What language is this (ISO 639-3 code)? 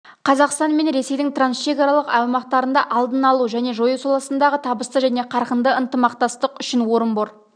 kaz